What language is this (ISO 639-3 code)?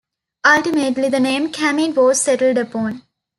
eng